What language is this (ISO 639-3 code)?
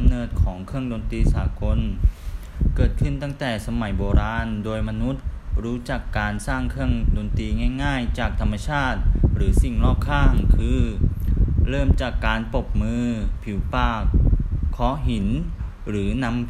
tha